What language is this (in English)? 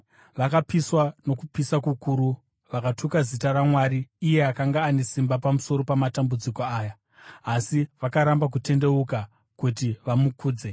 Shona